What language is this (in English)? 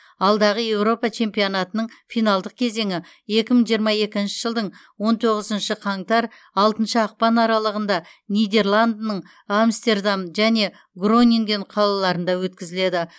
Kazakh